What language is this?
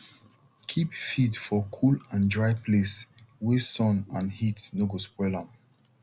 Nigerian Pidgin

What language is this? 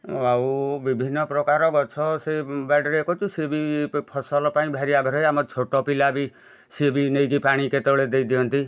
Odia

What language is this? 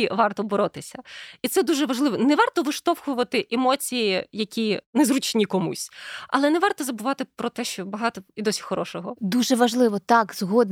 Ukrainian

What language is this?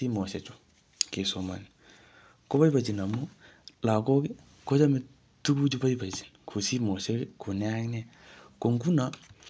Kalenjin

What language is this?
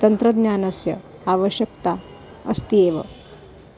Sanskrit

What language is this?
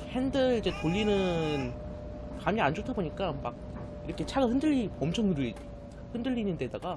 Korean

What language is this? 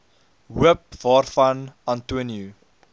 Afrikaans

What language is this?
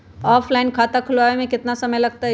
Magahi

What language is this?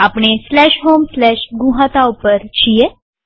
Gujarati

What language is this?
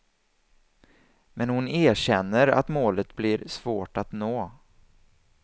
Swedish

